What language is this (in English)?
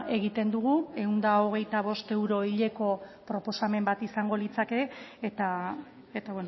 Basque